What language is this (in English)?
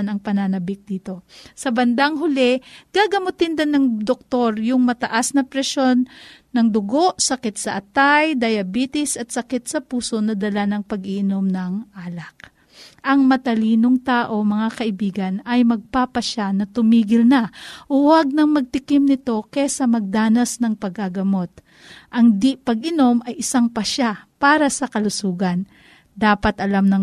Filipino